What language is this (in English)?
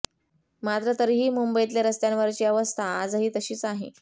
Marathi